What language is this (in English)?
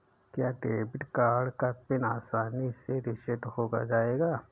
Hindi